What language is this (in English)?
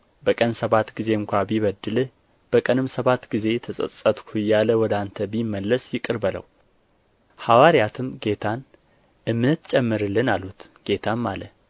Amharic